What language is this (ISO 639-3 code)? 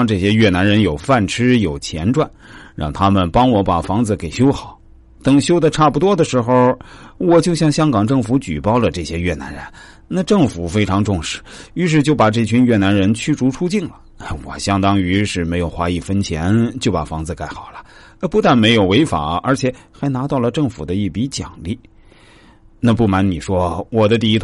zho